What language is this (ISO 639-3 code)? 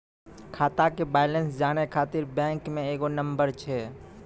mai